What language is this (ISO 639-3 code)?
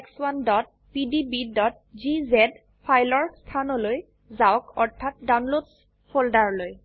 asm